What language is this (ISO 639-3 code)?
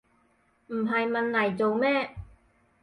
yue